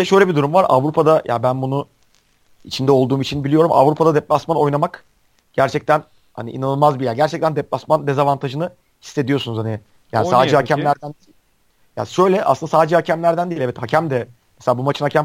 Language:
Turkish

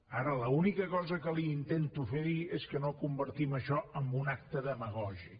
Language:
Catalan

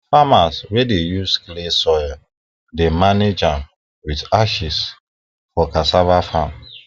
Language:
Nigerian Pidgin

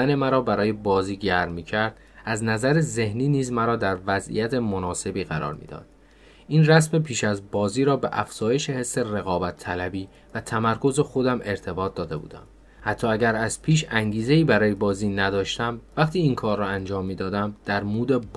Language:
Persian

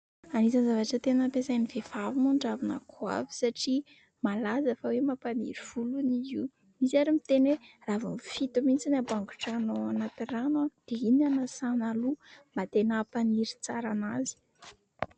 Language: Malagasy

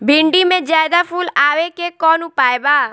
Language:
Bhojpuri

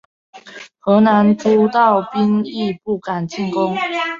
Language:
Chinese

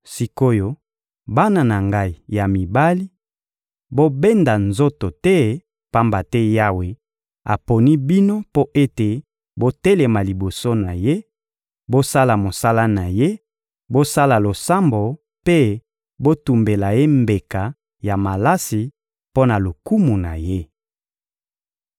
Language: Lingala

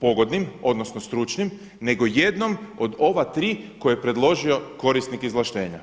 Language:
Croatian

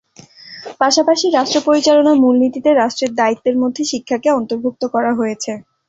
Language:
Bangla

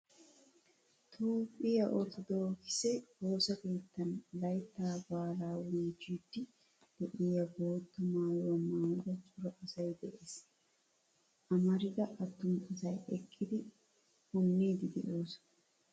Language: Wolaytta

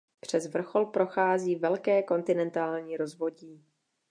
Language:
Czech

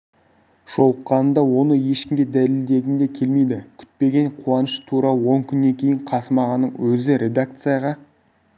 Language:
Kazakh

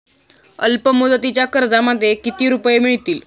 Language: Marathi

